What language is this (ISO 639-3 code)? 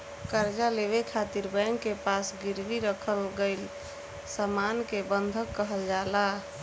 bho